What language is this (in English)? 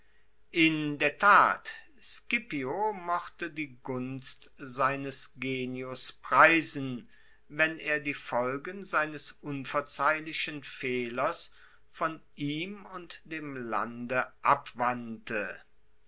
German